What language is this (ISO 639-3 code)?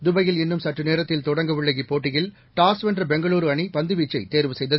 tam